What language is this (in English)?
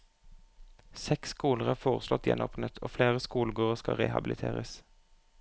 Norwegian